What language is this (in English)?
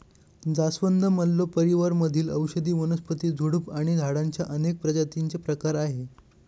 Marathi